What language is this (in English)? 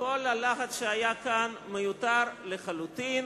Hebrew